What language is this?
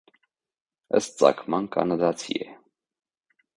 Armenian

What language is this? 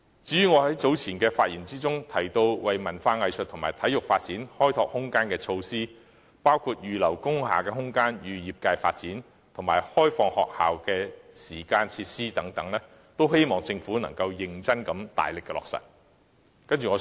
Cantonese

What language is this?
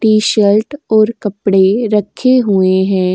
Hindi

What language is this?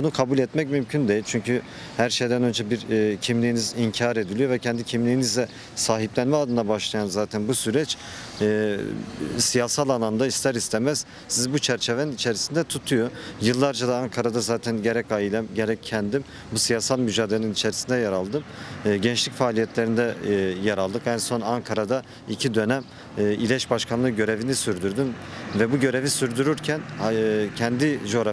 Turkish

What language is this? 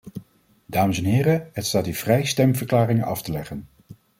Dutch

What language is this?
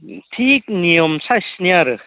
Bodo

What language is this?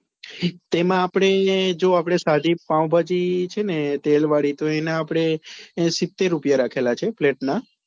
Gujarati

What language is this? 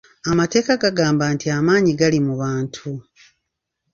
Ganda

